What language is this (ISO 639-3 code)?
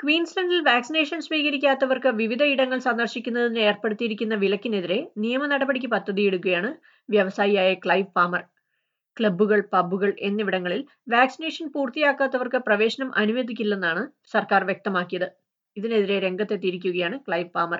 mal